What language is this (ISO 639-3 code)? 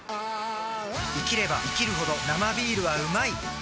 jpn